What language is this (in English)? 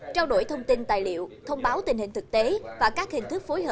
Vietnamese